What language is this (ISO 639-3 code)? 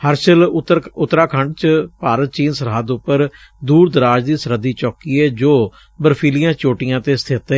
pan